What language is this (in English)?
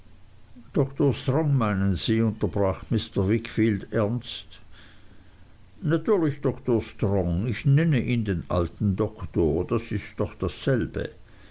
German